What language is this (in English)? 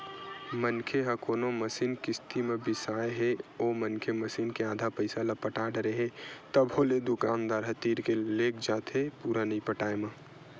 Chhattisgarhi